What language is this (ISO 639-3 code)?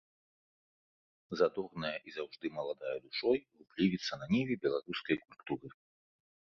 bel